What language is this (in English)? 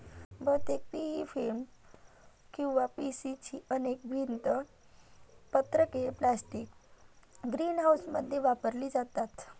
Marathi